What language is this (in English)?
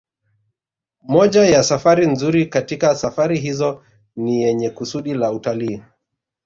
Swahili